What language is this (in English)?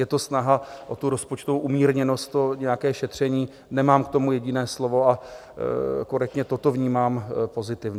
Czech